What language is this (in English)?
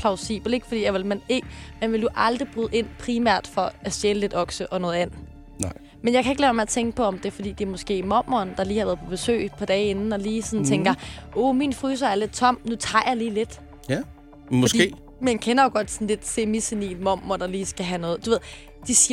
Danish